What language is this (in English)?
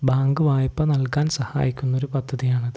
Malayalam